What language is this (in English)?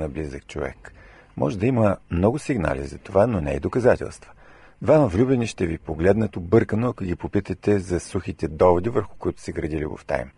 Bulgarian